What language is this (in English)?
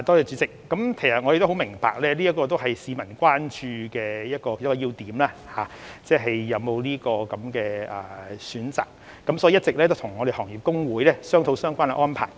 Cantonese